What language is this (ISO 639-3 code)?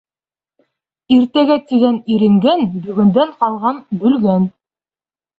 bak